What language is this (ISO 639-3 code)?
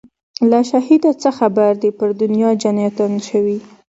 pus